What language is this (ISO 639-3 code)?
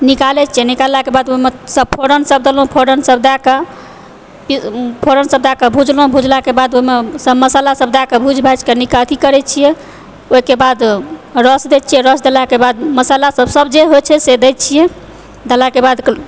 mai